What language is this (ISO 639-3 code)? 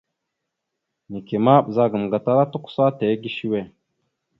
mxu